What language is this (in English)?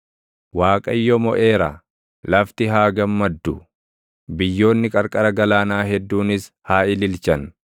Oromo